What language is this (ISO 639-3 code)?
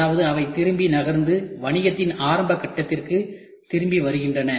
tam